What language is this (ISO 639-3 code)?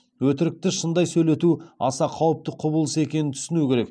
kaz